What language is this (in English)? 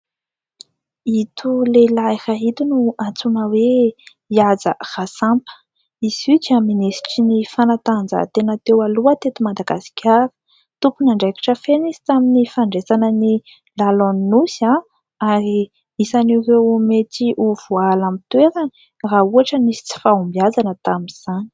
Malagasy